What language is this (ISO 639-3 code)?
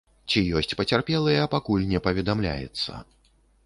bel